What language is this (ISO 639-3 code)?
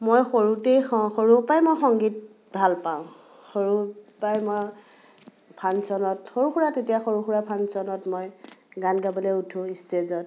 asm